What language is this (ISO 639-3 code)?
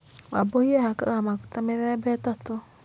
kik